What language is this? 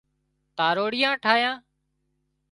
Wadiyara Koli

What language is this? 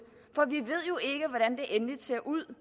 Danish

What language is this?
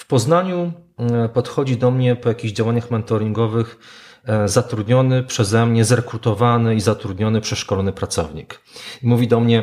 Polish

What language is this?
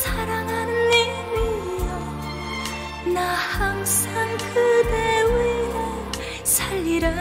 Korean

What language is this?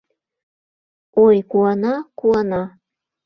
Mari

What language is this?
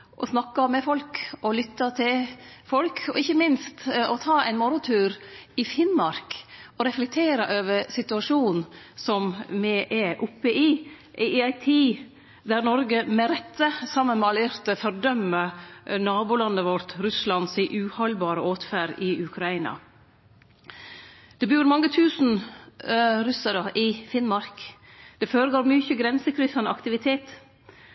Norwegian Nynorsk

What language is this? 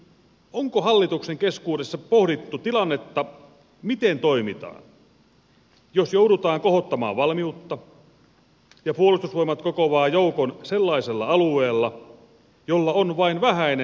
Finnish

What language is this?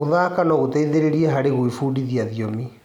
Kikuyu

